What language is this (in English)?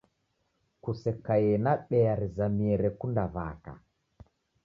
Taita